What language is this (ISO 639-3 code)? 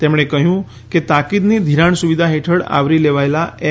guj